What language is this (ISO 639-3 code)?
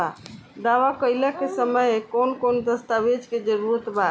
bho